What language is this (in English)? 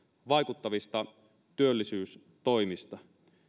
Finnish